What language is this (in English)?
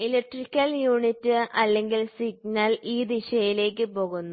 Malayalam